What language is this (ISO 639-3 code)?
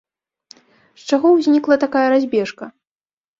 bel